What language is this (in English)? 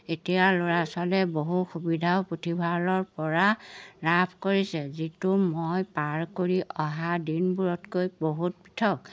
Assamese